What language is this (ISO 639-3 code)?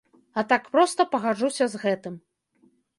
bel